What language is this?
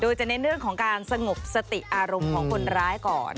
Thai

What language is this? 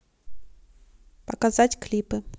Russian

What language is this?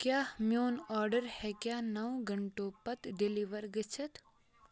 Kashmiri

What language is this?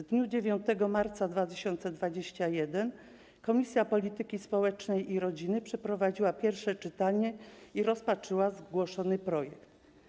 Polish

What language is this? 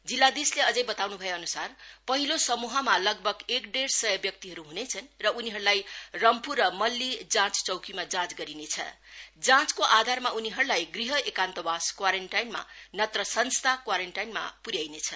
Nepali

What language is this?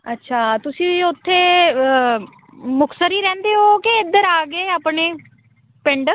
Punjabi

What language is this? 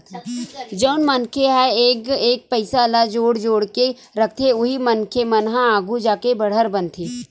Chhattisgarhi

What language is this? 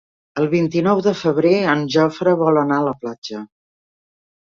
Catalan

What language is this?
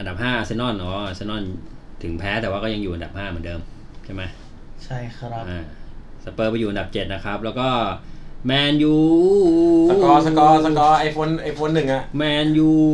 Thai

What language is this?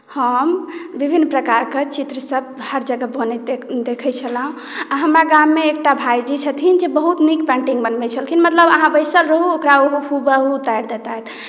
Maithili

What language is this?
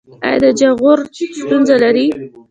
Pashto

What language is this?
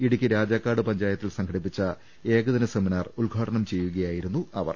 Malayalam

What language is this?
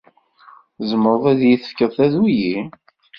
Kabyle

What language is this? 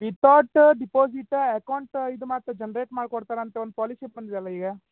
Kannada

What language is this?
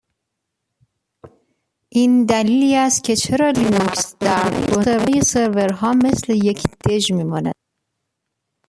Persian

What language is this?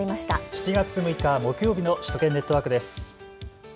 Japanese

